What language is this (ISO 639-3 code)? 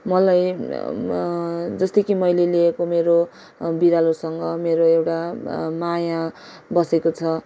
nep